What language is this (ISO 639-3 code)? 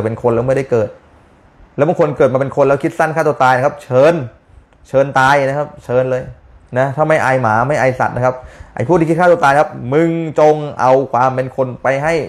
tha